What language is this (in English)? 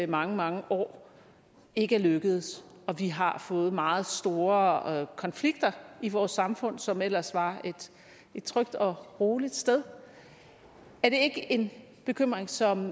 Danish